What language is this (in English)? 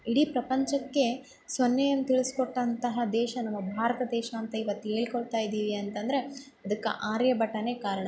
Kannada